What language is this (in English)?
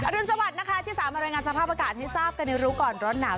Thai